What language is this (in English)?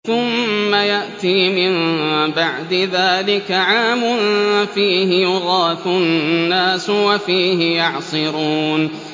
Arabic